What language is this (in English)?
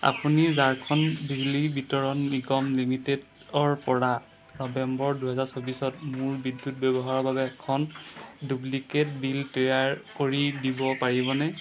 Assamese